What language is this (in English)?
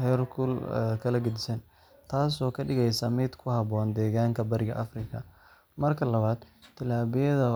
Somali